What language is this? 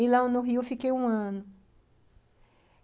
Portuguese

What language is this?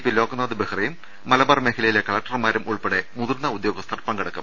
Malayalam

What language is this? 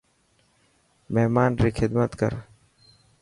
Dhatki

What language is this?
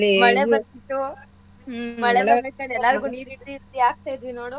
Kannada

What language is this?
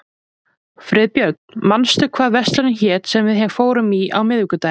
Icelandic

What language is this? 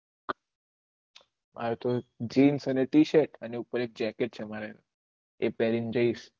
Gujarati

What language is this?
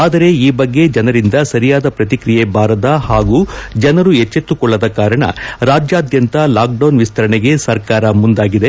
Kannada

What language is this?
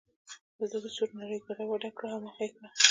Pashto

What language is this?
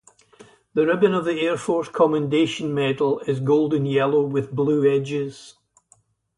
English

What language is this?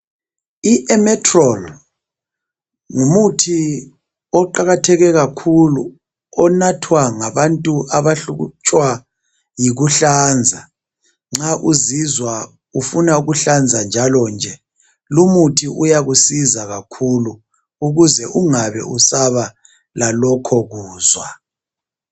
North Ndebele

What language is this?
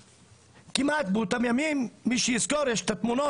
Hebrew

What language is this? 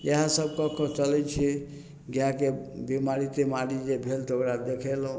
Maithili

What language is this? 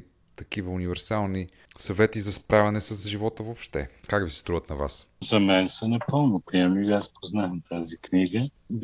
Bulgarian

